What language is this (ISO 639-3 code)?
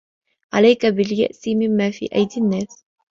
ara